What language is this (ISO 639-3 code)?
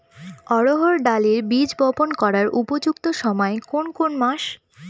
ben